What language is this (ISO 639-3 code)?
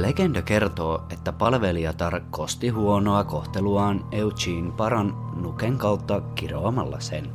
fin